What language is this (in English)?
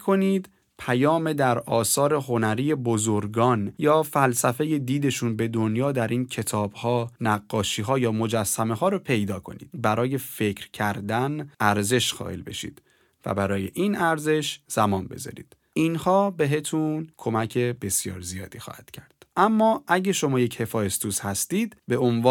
Persian